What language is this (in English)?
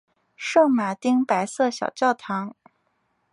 Chinese